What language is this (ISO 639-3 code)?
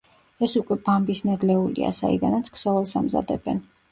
kat